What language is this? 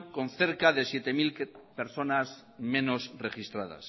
Spanish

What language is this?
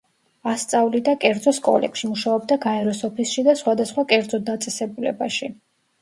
Georgian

